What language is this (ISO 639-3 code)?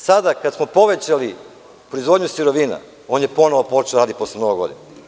srp